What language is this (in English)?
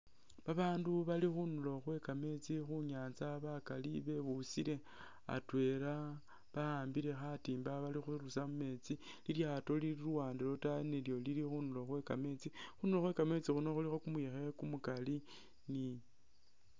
Masaaba